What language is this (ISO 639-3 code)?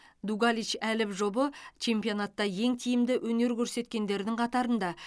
kaz